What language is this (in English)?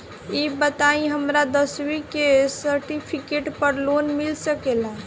Bhojpuri